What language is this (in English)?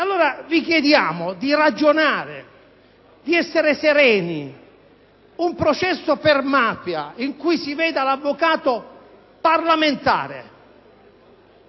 Italian